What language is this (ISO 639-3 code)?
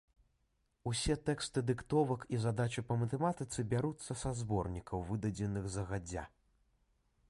bel